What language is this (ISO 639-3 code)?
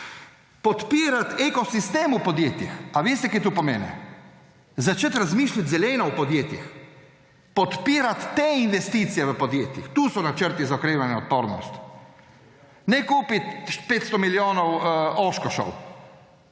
slv